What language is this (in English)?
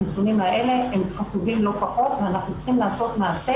Hebrew